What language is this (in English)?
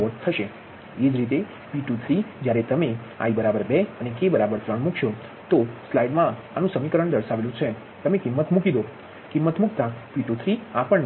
Gujarati